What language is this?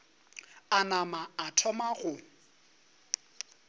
Northern Sotho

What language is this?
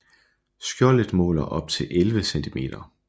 Danish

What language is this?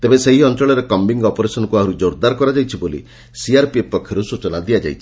Odia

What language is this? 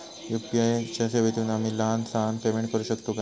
Marathi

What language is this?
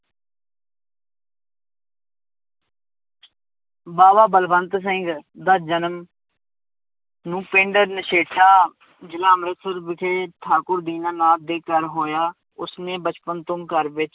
Punjabi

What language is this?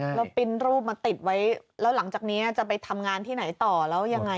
Thai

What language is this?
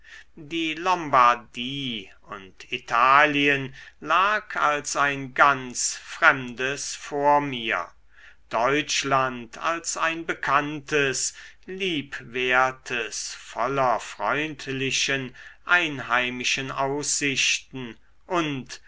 German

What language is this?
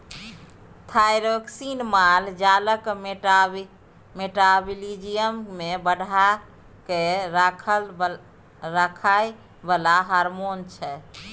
Maithili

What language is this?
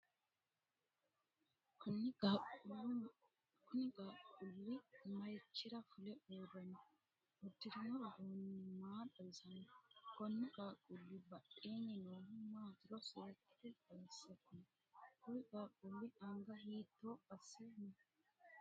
Sidamo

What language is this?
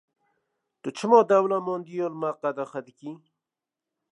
Kurdish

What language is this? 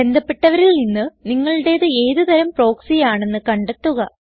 Malayalam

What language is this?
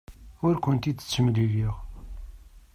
Kabyle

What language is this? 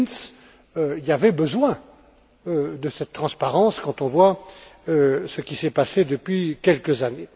French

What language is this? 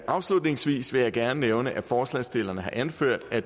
Danish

